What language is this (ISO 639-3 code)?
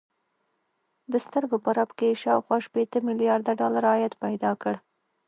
pus